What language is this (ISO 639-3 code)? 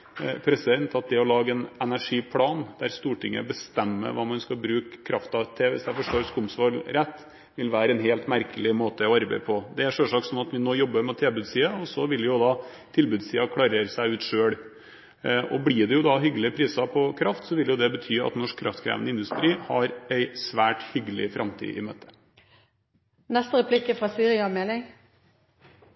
nob